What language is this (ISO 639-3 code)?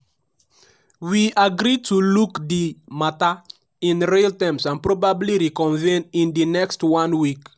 pcm